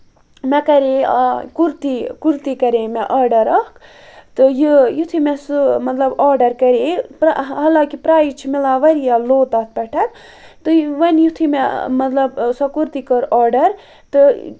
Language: Kashmiri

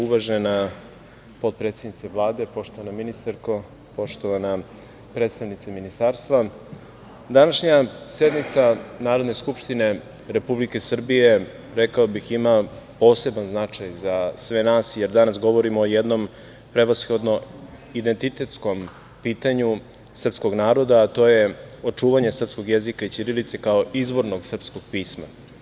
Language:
Serbian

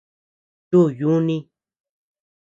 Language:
Tepeuxila Cuicatec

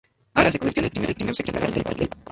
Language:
Spanish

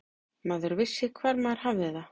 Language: Icelandic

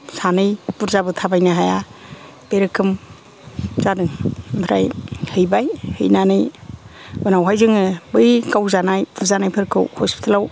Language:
Bodo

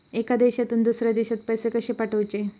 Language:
Marathi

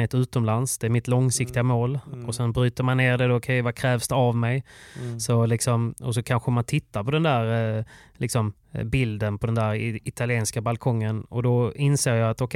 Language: Swedish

